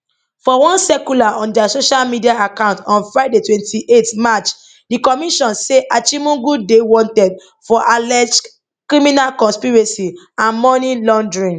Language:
Nigerian Pidgin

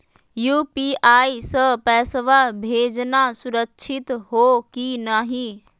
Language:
Magahi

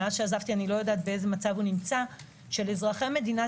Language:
Hebrew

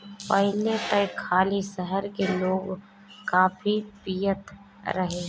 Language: Bhojpuri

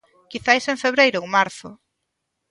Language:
Galician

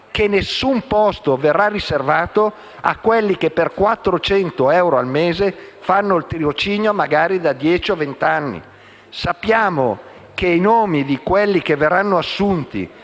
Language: Italian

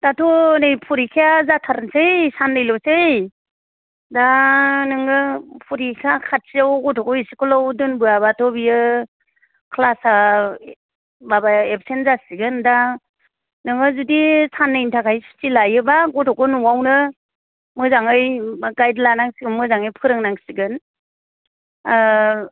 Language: Bodo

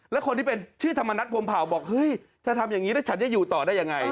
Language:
Thai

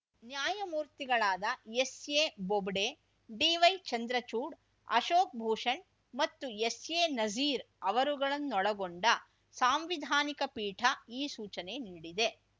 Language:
Kannada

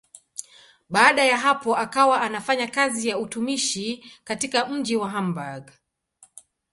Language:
Swahili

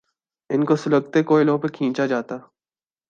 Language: Urdu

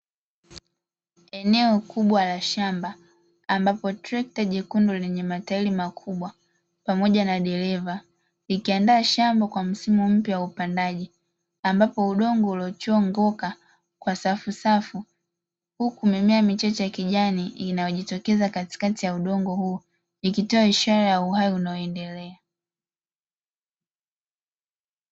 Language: Swahili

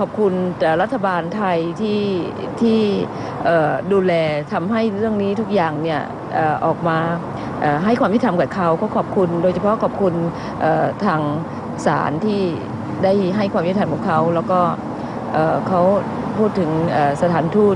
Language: Thai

